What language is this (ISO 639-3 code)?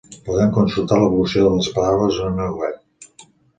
cat